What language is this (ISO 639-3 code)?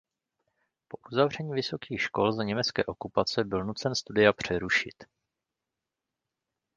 ces